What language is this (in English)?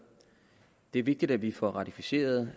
Danish